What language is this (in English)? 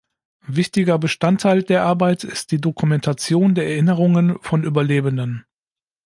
German